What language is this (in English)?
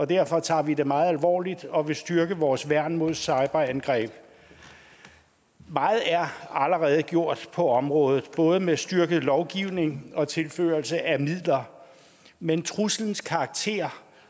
Danish